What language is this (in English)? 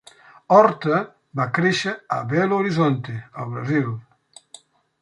Catalan